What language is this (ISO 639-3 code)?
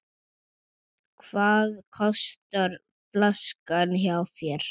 isl